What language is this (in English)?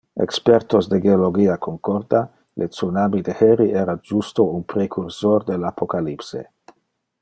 Interlingua